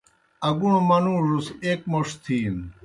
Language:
Kohistani Shina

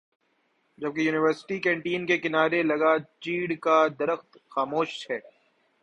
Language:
Urdu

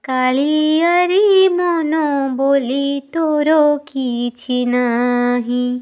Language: Odia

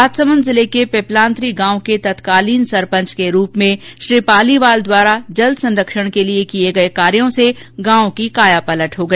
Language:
Hindi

